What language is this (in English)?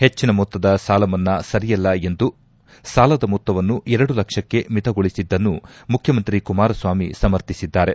Kannada